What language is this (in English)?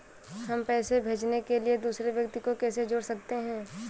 Hindi